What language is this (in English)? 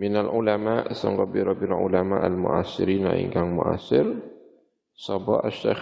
Indonesian